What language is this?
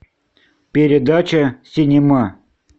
Russian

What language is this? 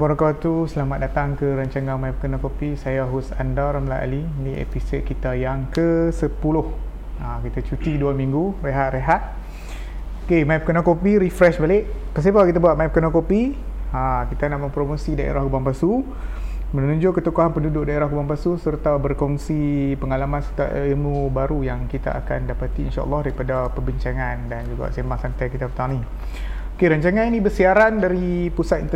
Malay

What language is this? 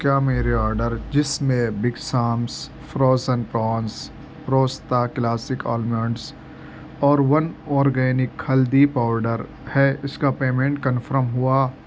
Urdu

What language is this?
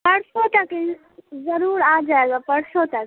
Urdu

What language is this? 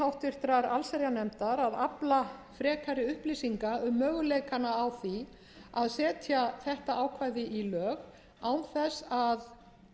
Icelandic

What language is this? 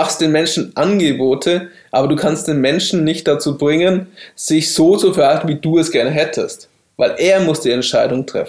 German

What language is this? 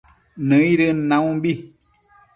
Matsés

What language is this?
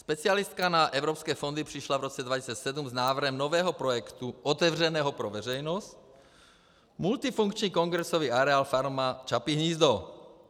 Czech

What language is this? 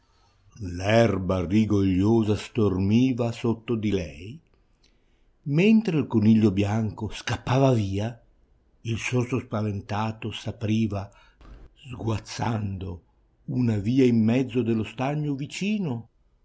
Italian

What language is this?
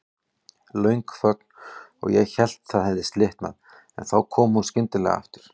Icelandic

